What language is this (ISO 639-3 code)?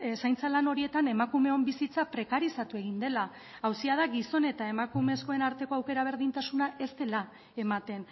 eus